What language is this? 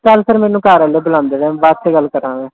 Punjabi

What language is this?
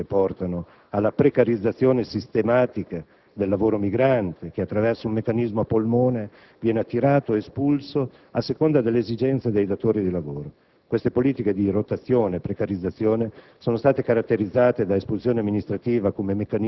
Italian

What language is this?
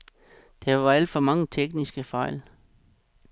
Danish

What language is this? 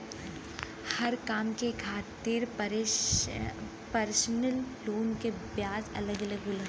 Bhojpuri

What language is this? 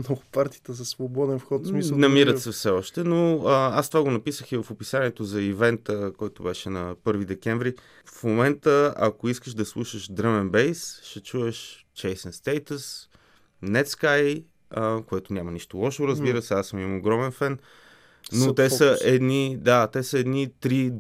Bulgarian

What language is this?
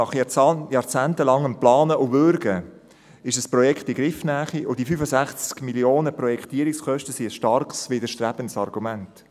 Swiss German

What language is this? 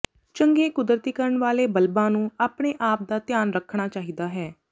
Punjabi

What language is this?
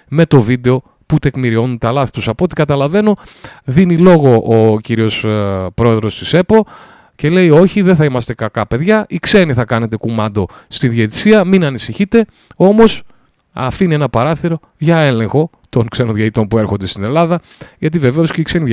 Greek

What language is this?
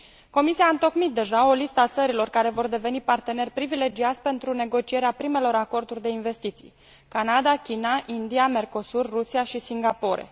Romanian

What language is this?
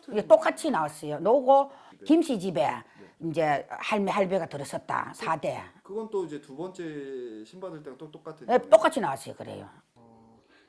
Korean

